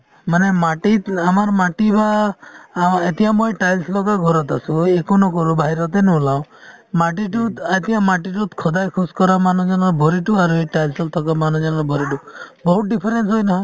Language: Assamese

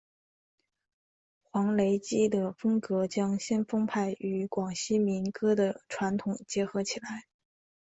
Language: Chinese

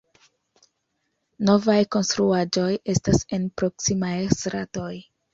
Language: Esperanto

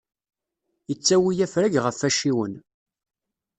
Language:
Kabyle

